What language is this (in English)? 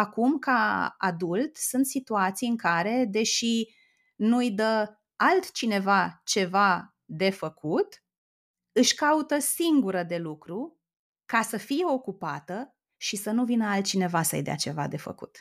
Romanian